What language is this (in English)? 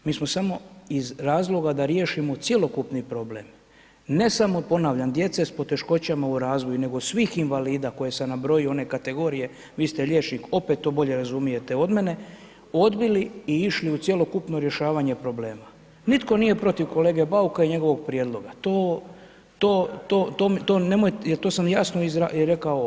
Croatian